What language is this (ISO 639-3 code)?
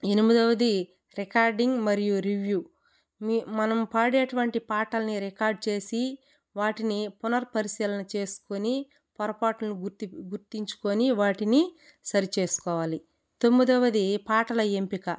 tel